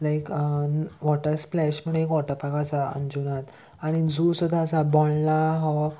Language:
Konkani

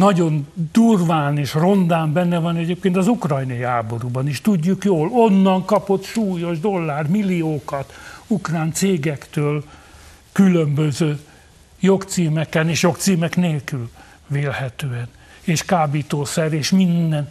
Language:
Hungarian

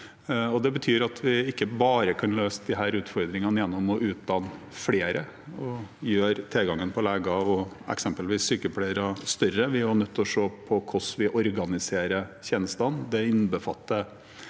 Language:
Norwegian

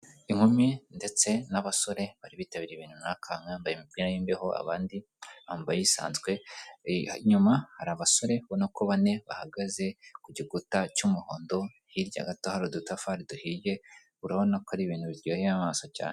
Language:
Kinyarwanda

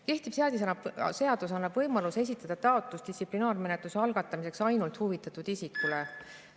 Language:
Estonian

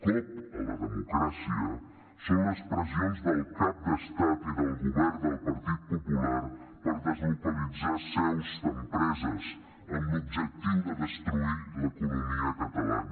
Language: Catalan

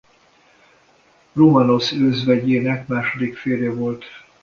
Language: Hungarian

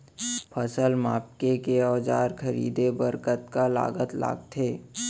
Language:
Chhattisgarhi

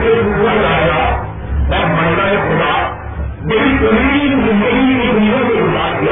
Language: Urdu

